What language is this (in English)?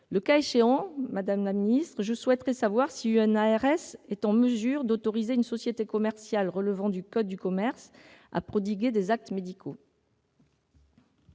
French